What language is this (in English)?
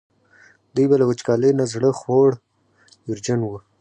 Pashto